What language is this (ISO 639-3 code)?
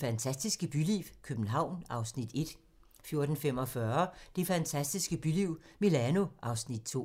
dan